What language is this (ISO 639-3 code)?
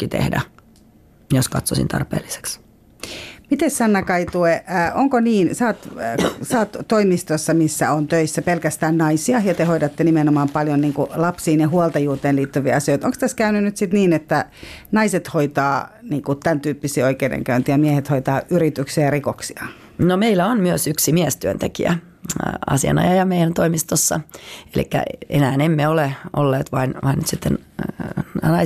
fin